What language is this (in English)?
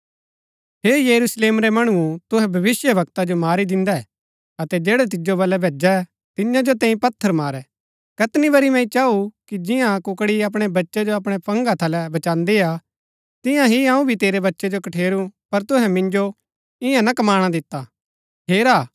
Gaddi